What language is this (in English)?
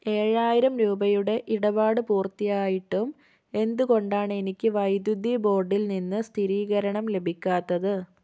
Malayalam